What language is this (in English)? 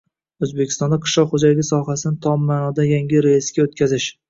Uzbek